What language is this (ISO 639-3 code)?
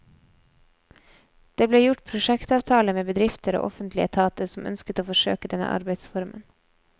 nor